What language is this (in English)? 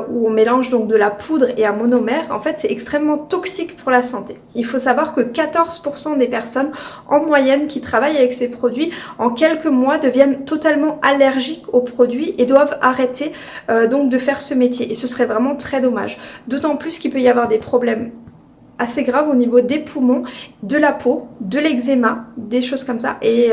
French